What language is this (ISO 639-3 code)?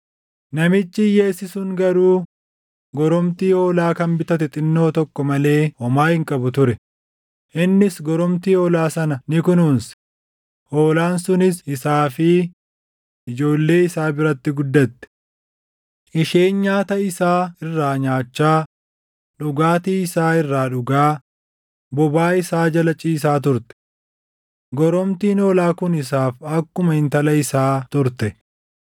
orm